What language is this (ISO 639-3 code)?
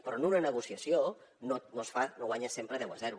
cat